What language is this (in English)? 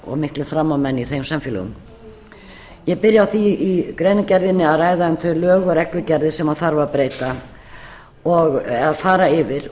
Icelandic